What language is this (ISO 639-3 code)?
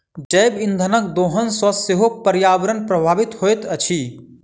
mai